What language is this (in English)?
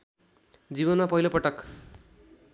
Nepali